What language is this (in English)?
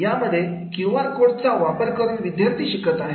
Marathi